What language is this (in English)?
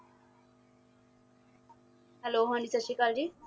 Punjabi